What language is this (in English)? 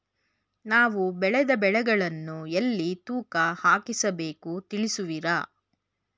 Kannada